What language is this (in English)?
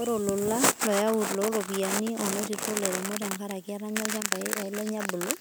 Masai